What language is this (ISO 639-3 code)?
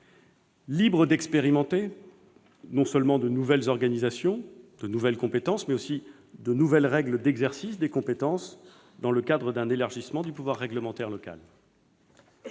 fra